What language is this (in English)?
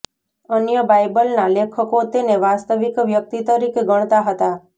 Gujarati